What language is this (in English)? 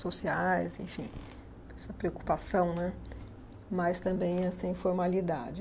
Portuguese